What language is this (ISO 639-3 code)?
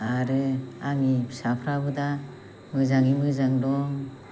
brx